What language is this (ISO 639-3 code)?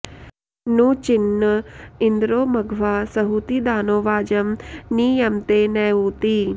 san